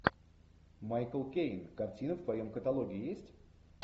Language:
Russian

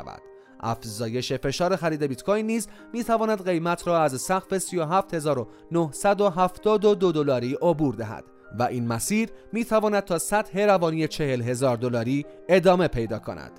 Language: Persian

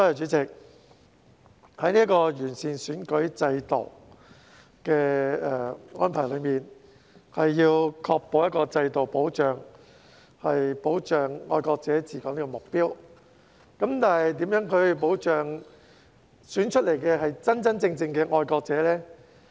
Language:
Cantonese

